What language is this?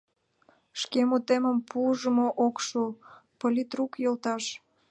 Mari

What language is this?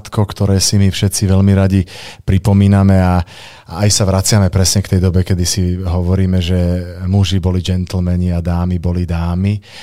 Czech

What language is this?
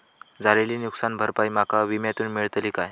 Marathi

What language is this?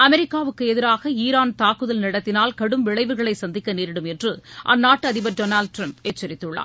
Tamil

